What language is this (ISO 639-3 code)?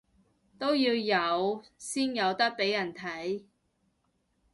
yue